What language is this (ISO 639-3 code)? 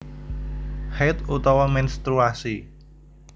jav